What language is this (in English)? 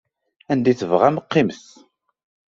Kabyle